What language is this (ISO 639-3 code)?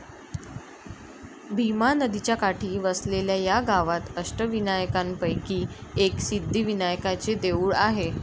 mar